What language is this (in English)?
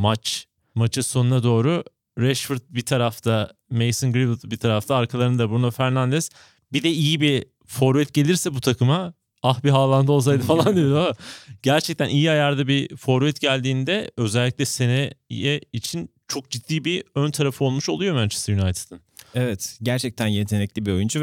Turkish